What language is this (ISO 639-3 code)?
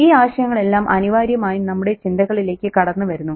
mal